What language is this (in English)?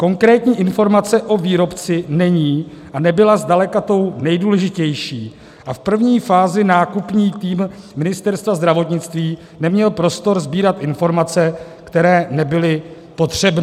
Czech